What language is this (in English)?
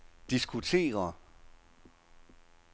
Danish